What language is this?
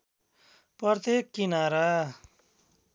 Nepali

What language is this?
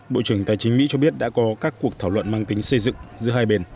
Vietnamese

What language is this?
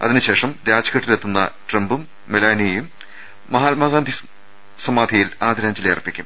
Malayalam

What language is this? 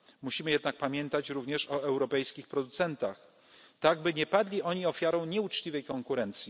Polish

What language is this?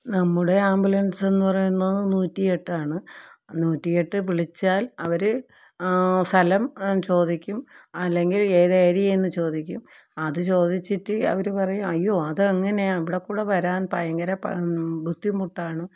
Malayalam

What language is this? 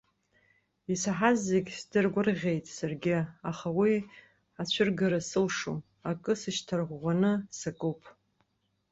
Abkhazian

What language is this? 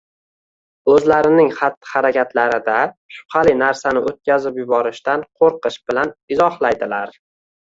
Uzbek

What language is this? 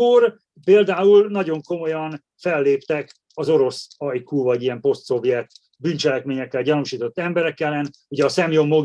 Hungarian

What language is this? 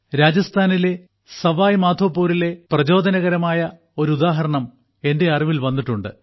Malayalam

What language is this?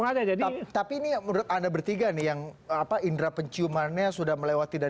Indonesian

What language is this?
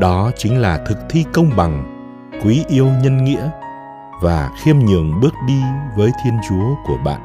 Vietnamese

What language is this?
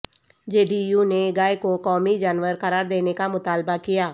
Urdu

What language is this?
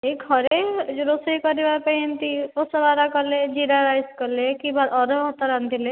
Odia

